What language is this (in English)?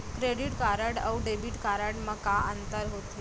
Chhattisgarhi